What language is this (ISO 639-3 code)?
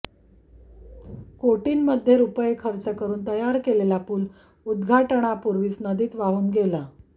mar